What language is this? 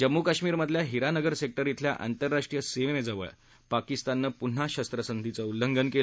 Marathi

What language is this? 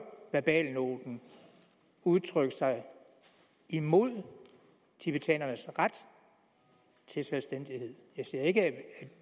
Danish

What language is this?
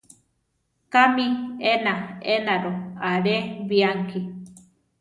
Central Tarahumara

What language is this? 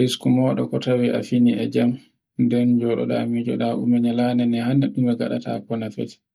Borgu Fulfulde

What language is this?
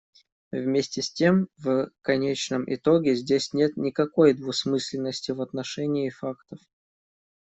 Russian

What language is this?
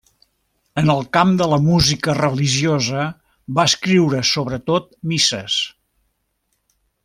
Catalan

